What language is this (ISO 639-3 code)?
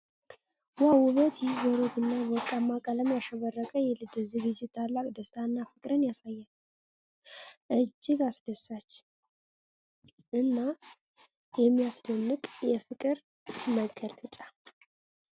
amh